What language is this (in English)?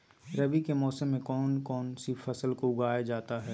Magahi